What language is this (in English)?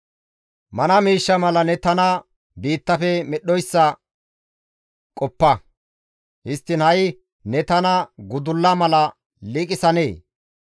Gamo